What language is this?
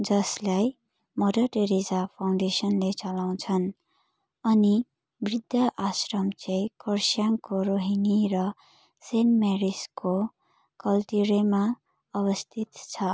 Nepali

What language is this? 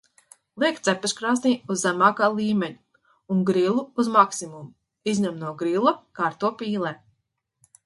Latvian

